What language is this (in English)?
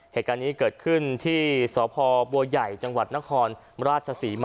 Thai